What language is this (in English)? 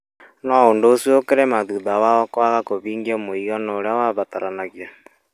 Kikuyu